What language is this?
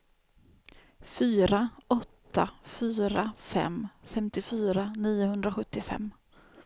Swedish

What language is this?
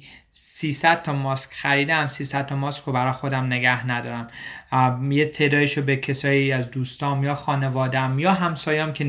Persian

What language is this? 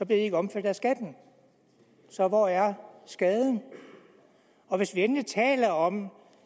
Danish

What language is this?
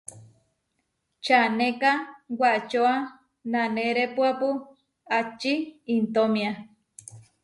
Huarijio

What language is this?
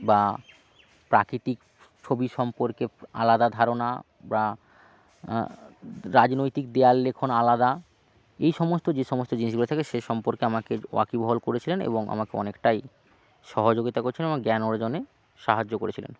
Bangla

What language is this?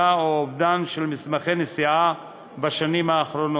Hebrew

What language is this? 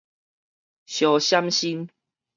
Min Nan Chinese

